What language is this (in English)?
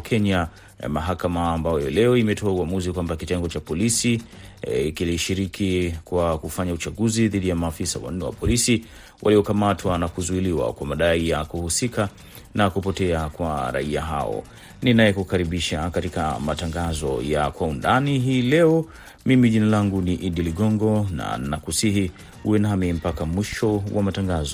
Swahili